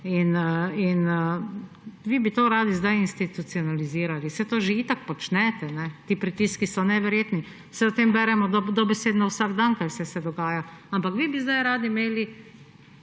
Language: Slovenian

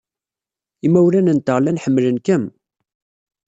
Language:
Kabyle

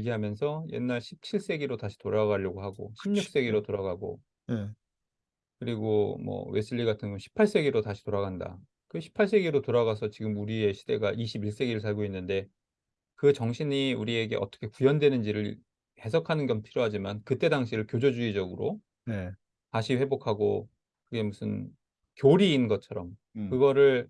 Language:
Korean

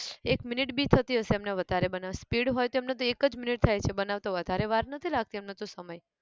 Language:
Gujarati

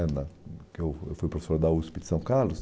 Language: Portuguese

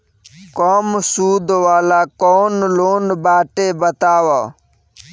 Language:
Bhojpuri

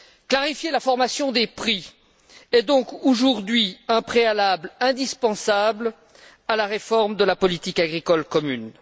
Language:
French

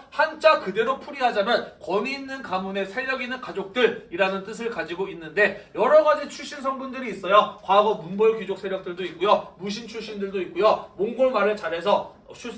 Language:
Korean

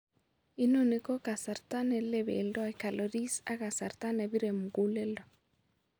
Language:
Kalenjin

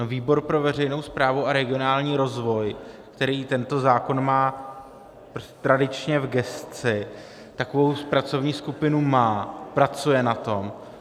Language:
Czech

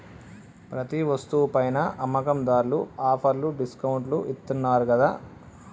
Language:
Telugu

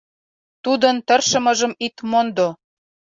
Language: Mari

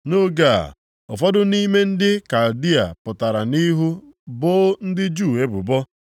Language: Igbo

